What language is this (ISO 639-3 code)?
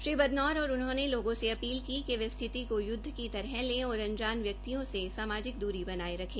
hin